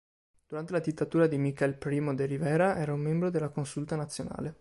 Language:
Italian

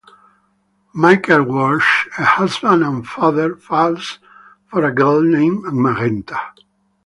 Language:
English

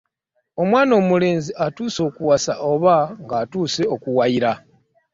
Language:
Ganda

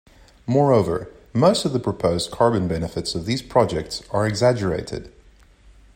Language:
English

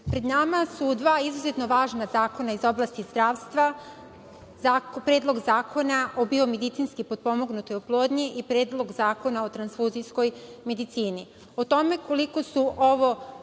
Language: Serbian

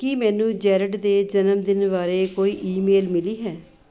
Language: Punjabi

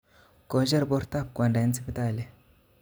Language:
Kalenjin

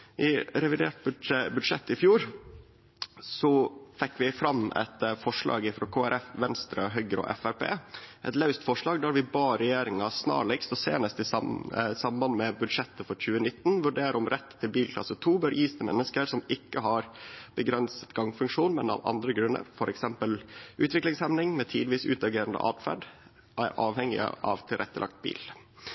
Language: Norwegian Nynorsk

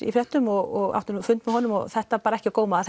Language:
Icelandic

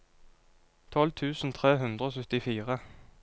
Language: Norwegian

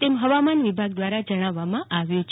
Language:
Gujarati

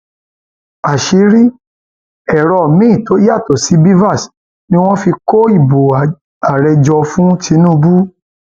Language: Yoruba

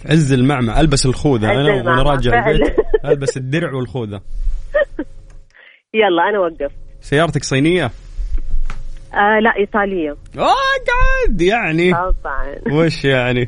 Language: Arabic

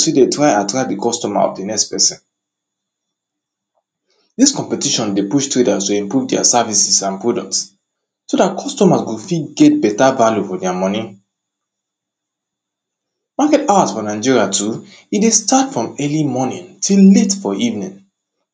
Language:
Nigerian Pidgin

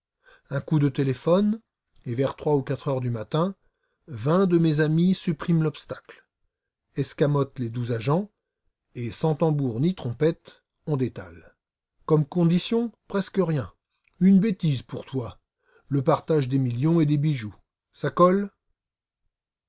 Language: French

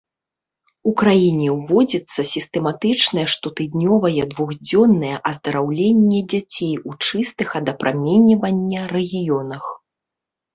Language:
Belarusian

